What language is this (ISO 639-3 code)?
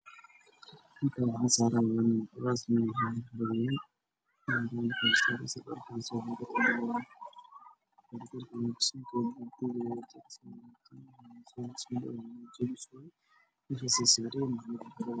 som